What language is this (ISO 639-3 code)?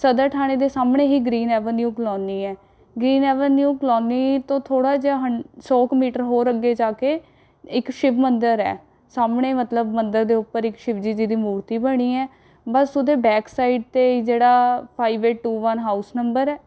pan